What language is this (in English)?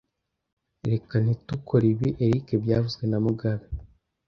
Kinyarwanda